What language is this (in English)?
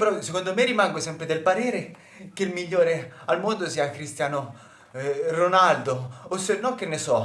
Italian